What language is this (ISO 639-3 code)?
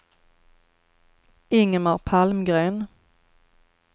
swe